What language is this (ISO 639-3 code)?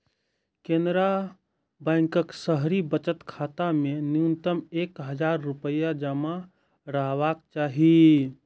mai